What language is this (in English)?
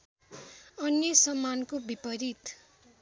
Nepali